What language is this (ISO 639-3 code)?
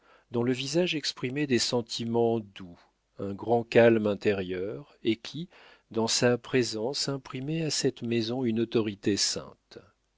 fra